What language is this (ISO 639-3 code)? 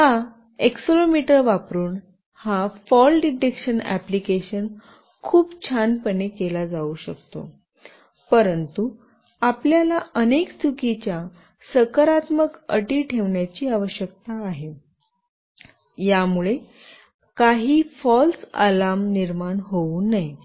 mar